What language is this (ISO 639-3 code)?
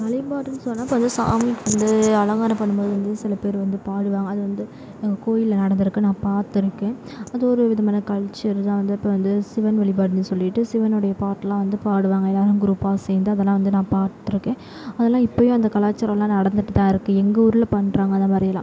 tam